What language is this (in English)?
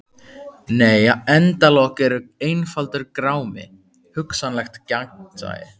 Icelandic